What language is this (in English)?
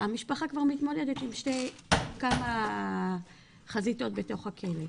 Hebrew